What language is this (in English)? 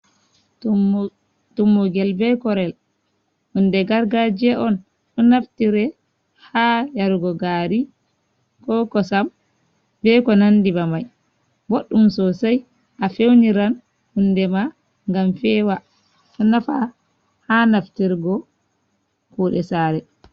Fula